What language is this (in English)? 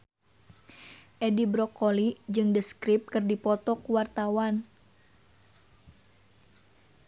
Sundanese